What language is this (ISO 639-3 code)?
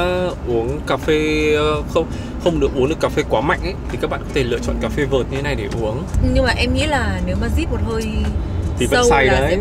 vie